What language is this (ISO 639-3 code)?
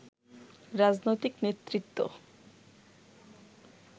ben